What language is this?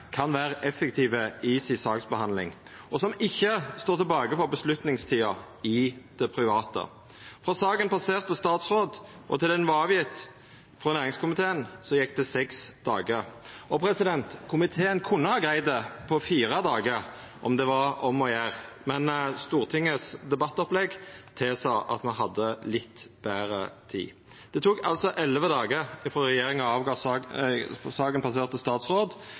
Norwegian Nynorsk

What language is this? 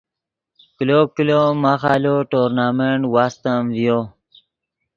Yidgha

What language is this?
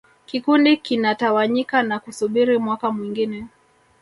Swahili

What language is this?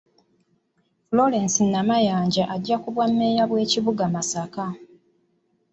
Ganda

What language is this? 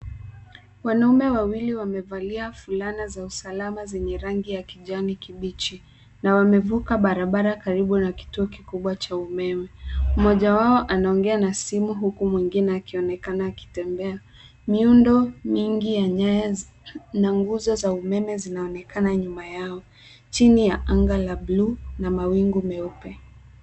Swahili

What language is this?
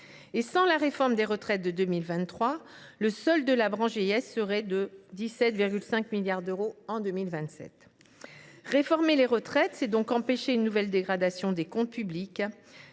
French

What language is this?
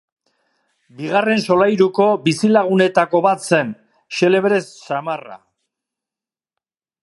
Basque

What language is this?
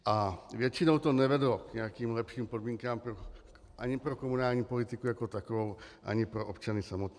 Czech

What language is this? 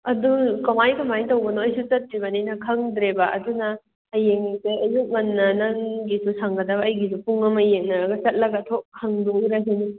Manipuri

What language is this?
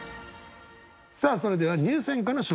Japanese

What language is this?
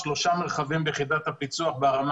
Hebrew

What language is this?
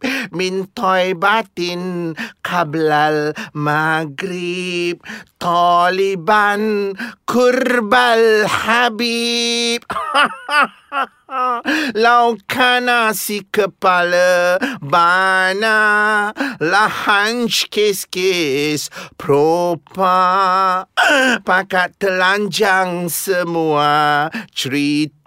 Malay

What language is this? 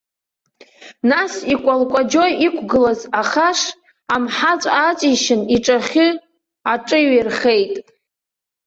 Abkhazian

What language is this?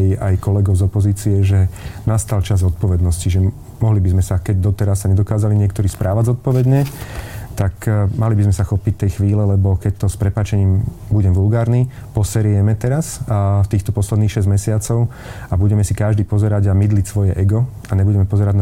Slovak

